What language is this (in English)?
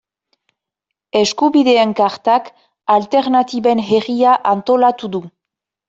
Basque